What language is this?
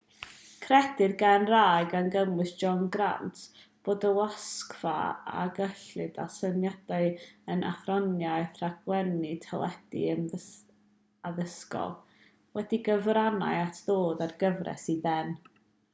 Welsh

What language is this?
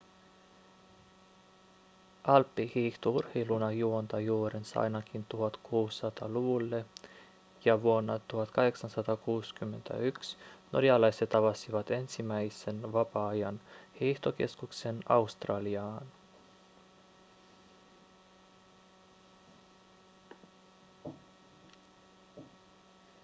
Finnish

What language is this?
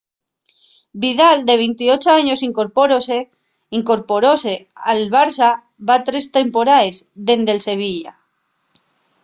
Asturian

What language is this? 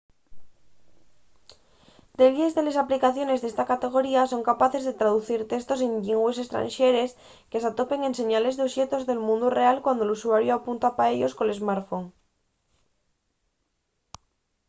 Asturian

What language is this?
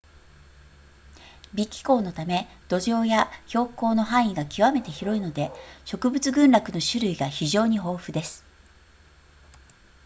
Japanese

